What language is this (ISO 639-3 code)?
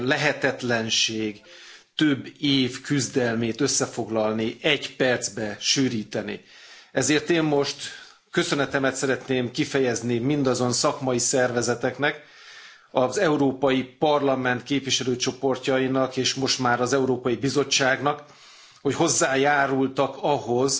hun